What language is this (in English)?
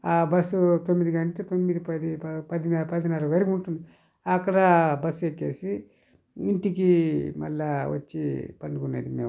Telugu